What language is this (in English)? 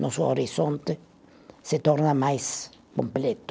Portuguese